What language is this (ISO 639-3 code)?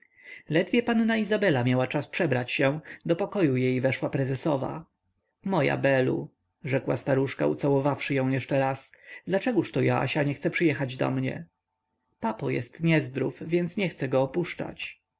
pol